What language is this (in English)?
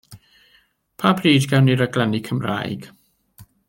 Welsh